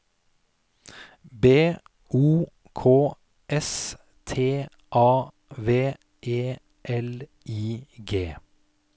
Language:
Norwegian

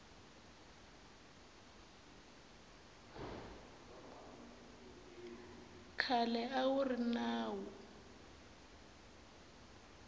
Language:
Tsonga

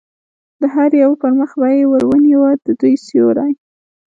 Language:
Pashto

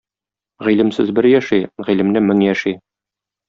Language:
Tatar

